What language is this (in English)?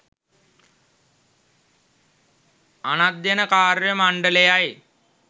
Sinhala